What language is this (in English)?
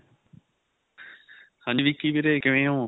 Punjabi